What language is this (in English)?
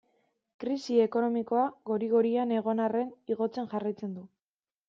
Basque